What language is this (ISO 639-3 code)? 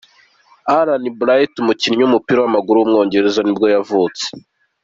kin